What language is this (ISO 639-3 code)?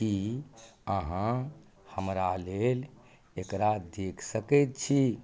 mai